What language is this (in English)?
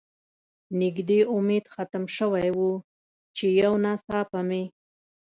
Pashto